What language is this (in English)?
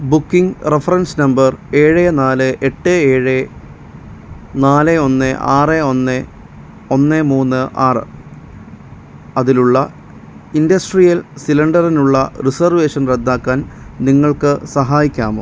Malayalam